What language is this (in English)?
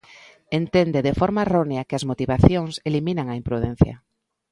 Galician